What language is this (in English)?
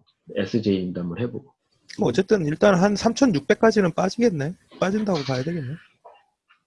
Korean